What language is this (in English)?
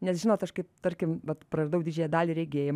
Lithuanian